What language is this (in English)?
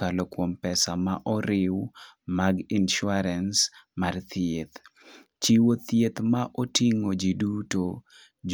Luo (Kenya and Tanzania)